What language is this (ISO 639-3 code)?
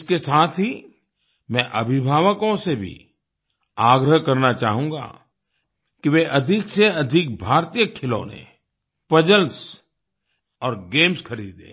hin